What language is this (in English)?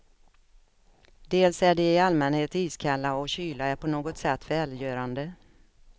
Swedish